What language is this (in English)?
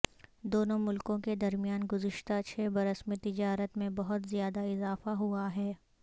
Urdu